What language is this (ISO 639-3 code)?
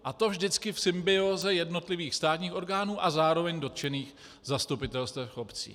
ces